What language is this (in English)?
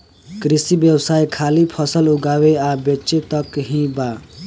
Bhojpuri